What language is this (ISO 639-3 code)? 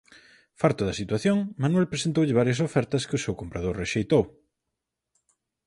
glg